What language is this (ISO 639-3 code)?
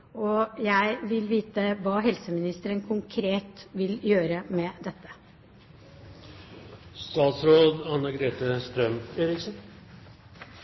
nob